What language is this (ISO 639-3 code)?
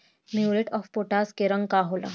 bho